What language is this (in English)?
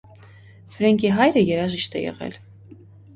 Armenian